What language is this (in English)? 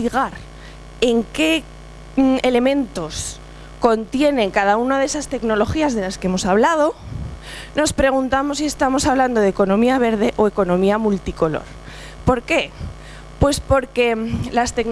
Spanish